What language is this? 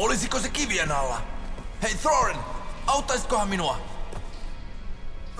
Finnish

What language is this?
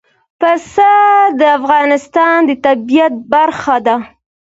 Pashto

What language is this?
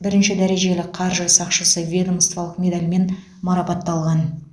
Kazakh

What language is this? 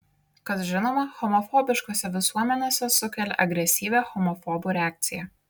Lithuanian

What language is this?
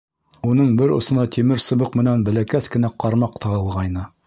Bashkir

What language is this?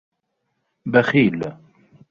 Arabic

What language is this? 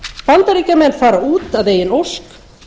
Icelandic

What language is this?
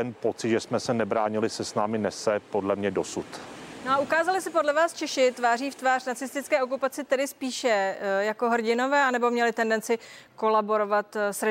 Czech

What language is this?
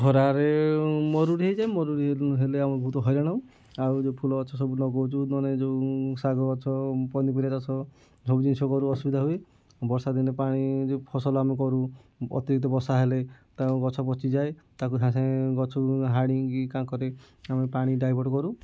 Odia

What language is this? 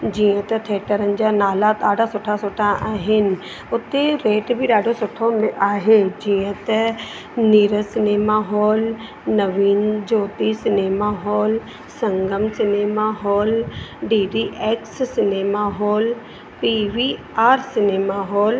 Sindhi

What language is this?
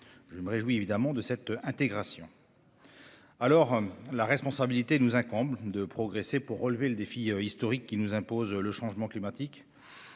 French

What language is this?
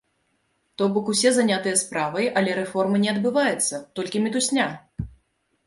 Belarusian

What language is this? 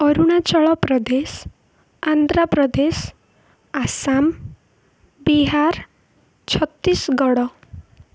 Odia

